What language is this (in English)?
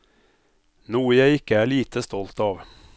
Norwegian